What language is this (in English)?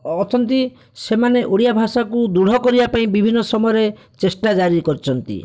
Odia